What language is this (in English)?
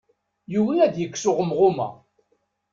Kabyle